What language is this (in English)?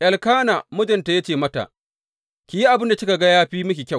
Hausa